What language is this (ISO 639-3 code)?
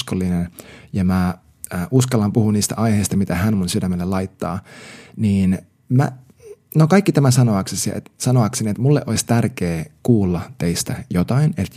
fin